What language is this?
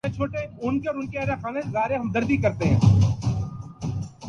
Urdu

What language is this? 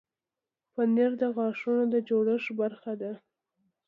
Pashto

